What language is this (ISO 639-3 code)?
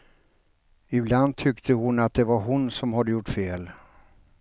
swe